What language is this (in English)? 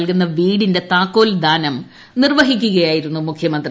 Malayalam